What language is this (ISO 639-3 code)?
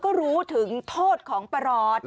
tha